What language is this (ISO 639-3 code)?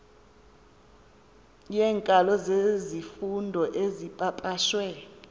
xho